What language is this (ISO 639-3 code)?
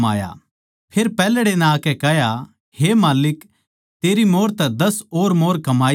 bgc